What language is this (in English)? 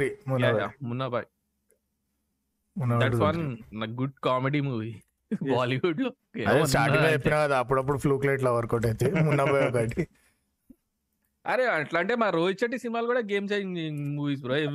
Telugu